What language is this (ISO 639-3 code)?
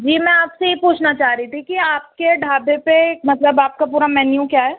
urd